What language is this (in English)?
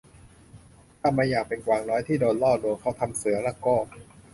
Thai